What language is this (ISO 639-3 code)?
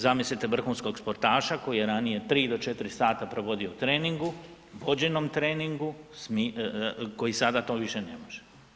hrv